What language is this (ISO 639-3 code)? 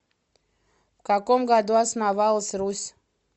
rus